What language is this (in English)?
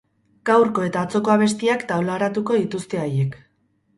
Basque